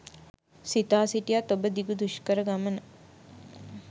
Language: Sinhala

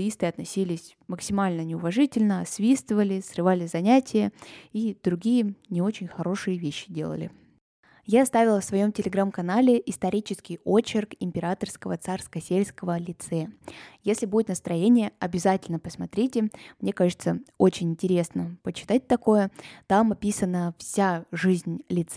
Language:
Russian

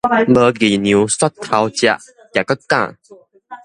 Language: Min Nan Chinese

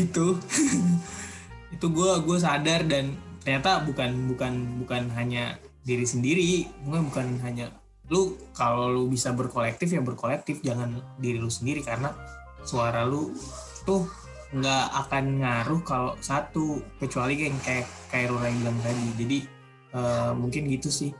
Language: Indonesian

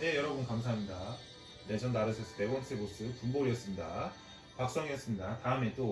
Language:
Korean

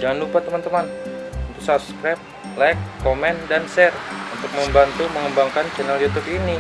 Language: Indonesian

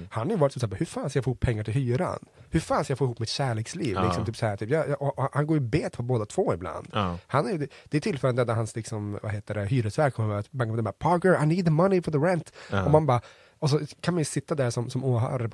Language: Swedish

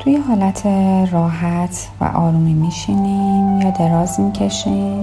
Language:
Persian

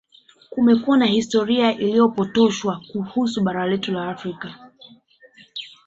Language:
Swahili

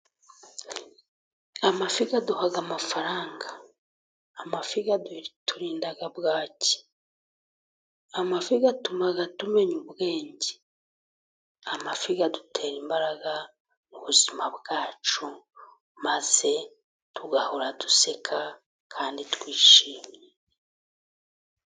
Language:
Kinyarwanda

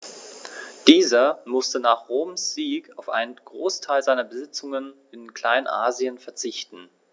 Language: German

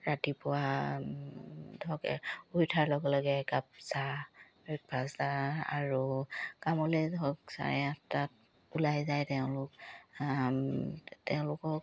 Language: Assamese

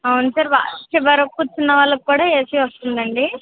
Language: Telugu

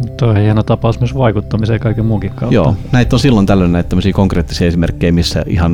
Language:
Finnish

